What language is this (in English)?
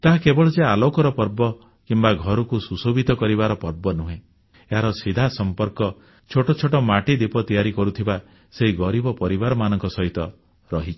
Odia